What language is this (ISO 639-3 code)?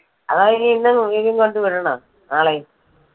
mal